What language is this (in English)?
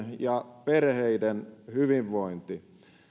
Finnish